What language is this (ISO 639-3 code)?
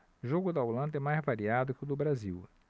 por